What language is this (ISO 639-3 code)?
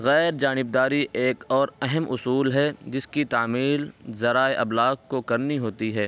urd